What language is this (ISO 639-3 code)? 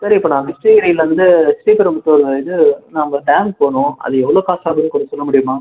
tam